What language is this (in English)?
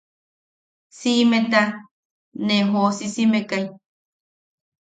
Yaqui